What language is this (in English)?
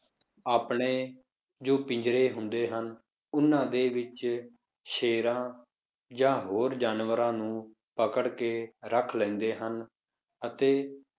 Punjabi